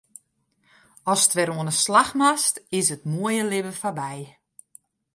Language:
Western Frisian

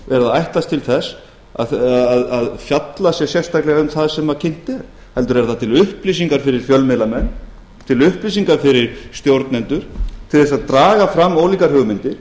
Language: Icelandic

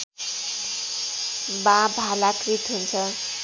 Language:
Nepali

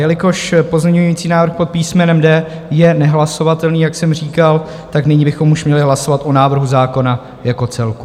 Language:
Czech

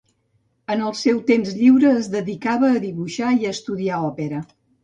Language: Catalan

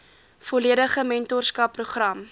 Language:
Afrikaans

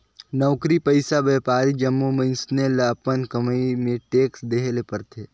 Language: Chhattisgarhi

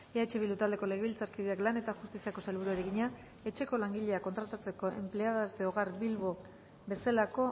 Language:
Basque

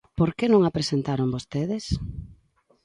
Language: Galician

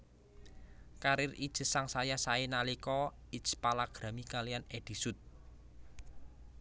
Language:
Javanese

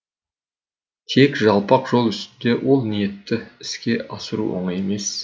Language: Kazakh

